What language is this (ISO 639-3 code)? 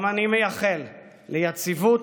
heb